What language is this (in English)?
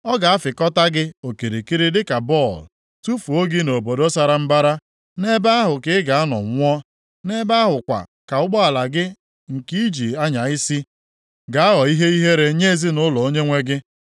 Igbo